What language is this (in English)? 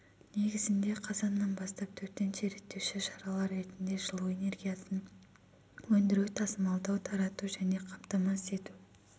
Kazakh